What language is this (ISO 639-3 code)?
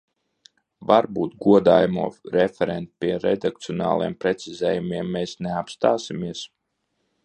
lav